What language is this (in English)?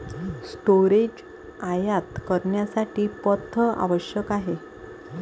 Marathi